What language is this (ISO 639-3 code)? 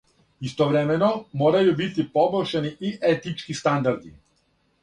srp